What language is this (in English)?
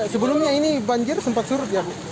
Indonesian